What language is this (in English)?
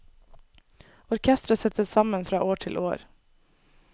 Norwegian